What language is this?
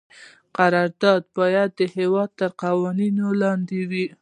Pashto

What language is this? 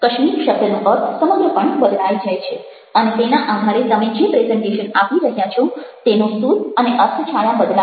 Gujarati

